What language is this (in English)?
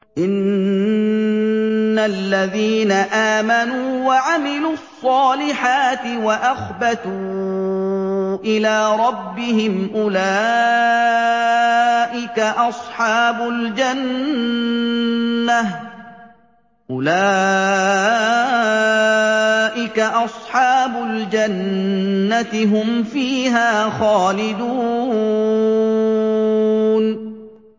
Arabic